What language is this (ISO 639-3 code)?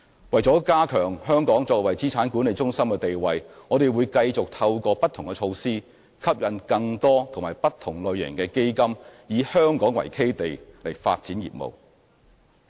yue